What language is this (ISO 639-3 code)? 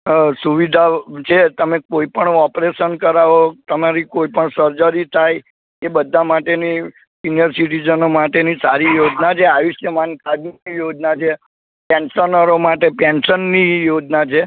guj